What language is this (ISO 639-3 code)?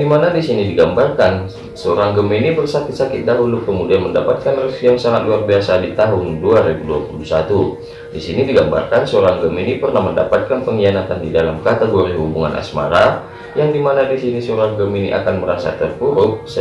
ind